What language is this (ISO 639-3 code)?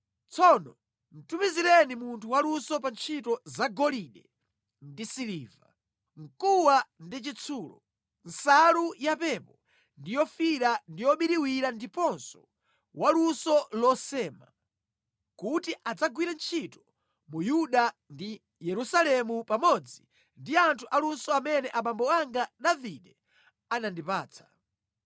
nya